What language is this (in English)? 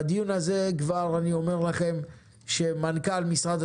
Hebrew